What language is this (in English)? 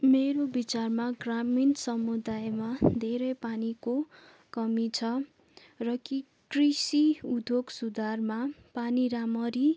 Nepali